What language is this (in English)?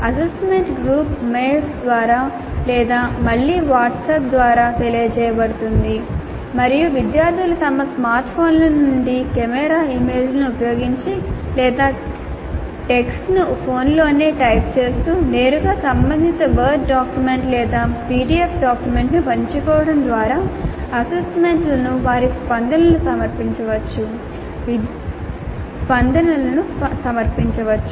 Telugu